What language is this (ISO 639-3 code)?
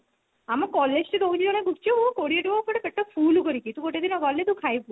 ori